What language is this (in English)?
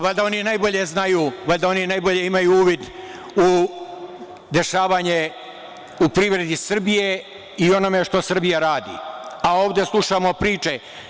Serbian